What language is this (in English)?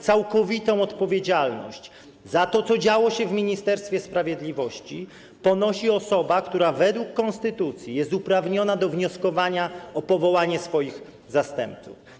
Polish